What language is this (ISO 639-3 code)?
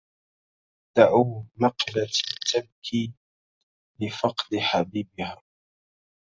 ara